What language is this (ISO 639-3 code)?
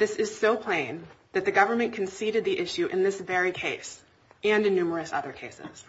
eng